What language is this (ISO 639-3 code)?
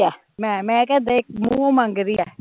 pan